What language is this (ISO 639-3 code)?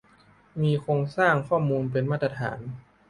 tha